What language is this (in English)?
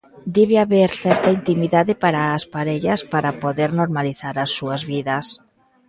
Galician